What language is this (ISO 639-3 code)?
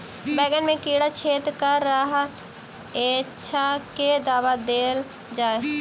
mai